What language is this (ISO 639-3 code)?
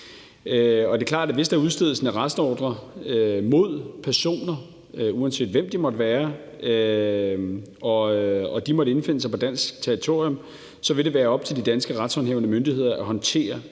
dan